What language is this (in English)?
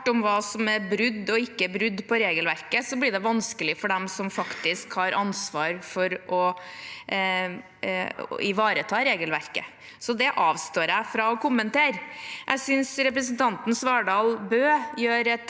Norwegian